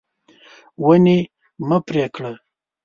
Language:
Pashto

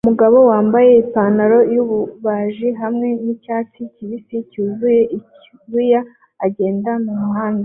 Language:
Kinyarwanda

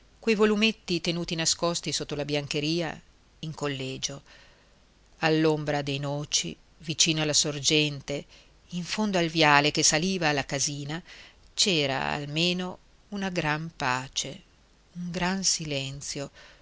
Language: Italian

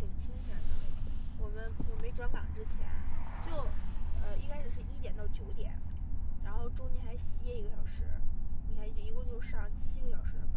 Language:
Chinese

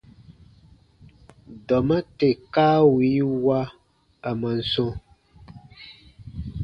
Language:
Baatonum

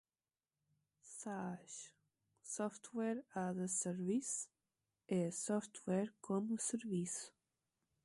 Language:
Portuguese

